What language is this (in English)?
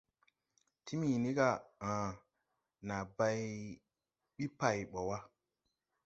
Tupuri